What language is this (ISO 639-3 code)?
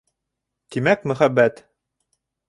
bak